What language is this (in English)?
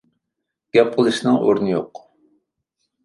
Uyghur